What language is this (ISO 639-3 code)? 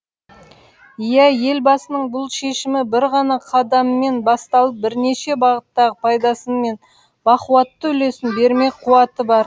kaz